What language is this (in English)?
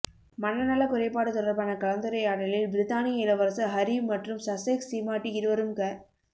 Tamil